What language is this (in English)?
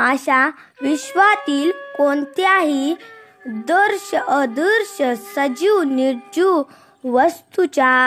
Marathi